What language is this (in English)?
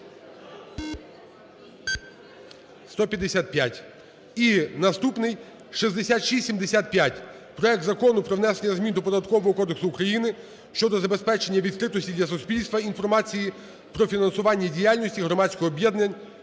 Ukrainian